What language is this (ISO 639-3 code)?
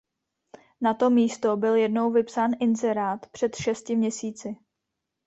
ces